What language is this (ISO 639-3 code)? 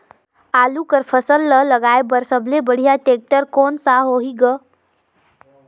hne